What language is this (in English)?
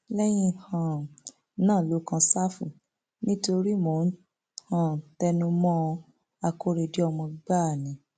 Yoruba